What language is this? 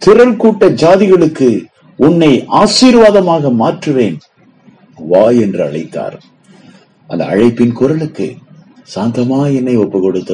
Tamil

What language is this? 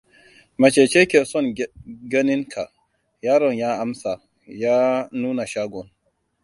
Hausa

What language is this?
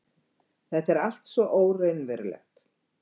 Icelandic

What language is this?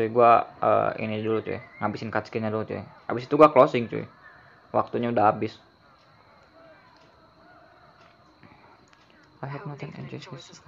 Indonesian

